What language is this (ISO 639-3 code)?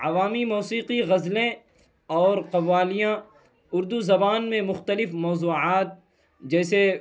urd